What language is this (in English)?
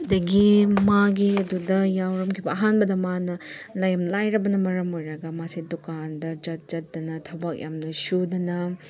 Manipuri